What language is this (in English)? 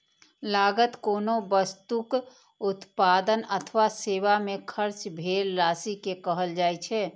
Maithili